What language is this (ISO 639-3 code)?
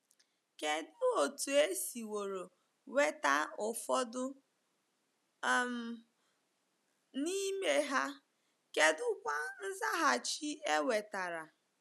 ibo